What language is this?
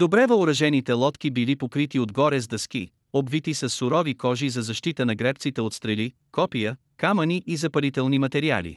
Bulgarian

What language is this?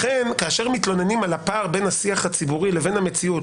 Hebrew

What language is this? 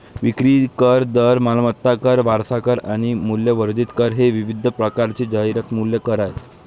Marathi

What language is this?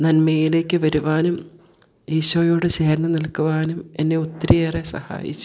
Malayalam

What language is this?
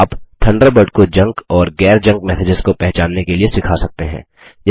Hindi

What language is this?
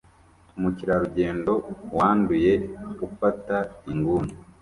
Kinyarwanda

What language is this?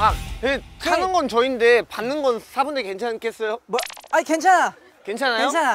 Korean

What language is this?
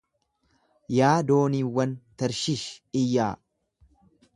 Oromo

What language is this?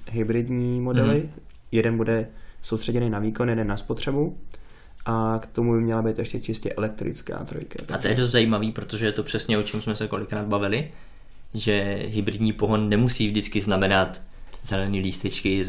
Czech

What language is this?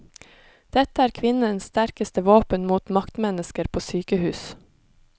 Norwegian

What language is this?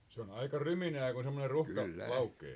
Finnish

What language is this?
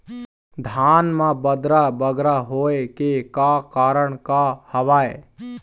Chhattisgarhi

